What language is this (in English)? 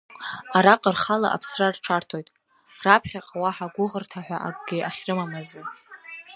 Abkhazian